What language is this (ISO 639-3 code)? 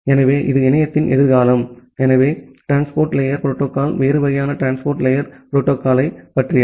tam